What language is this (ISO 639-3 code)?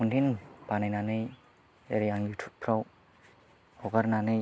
brx